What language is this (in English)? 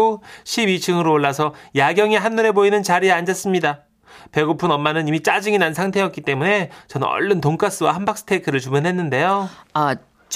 Korean